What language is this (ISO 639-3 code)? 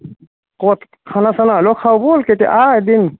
asm